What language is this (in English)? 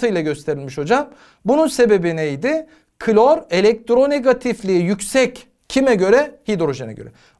Turkish